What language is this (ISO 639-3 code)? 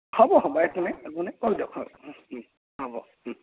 asm